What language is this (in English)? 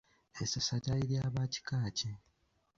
Ganda